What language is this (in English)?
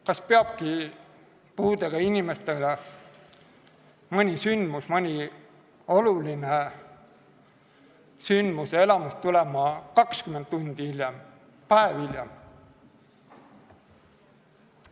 Estonian